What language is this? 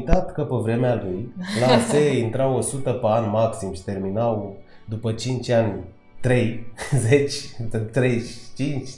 Romanian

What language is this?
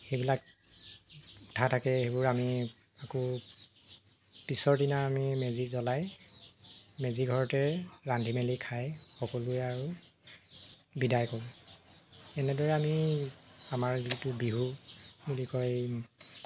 Assamese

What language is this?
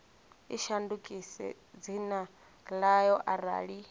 Venda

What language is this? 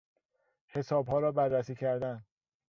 Persian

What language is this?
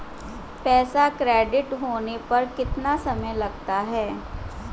Hindi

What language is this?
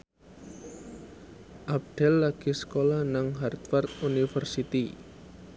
Javanese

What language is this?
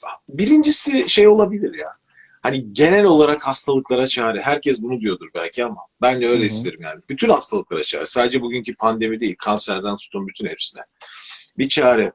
Turkish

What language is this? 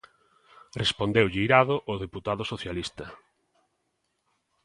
Galician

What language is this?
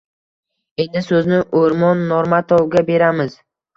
Uzbek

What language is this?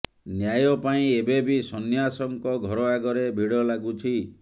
Odia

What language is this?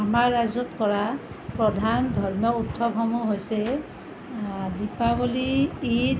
Assamese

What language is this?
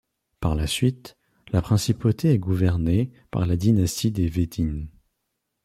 French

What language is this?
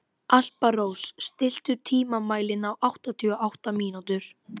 Icelandic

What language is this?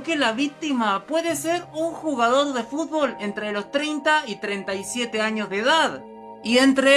Spanish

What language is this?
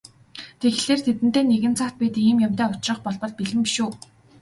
Mongolian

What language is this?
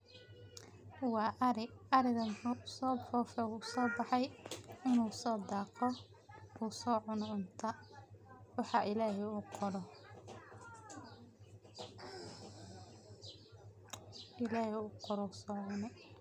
Somali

